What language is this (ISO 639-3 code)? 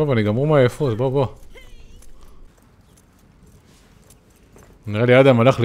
heb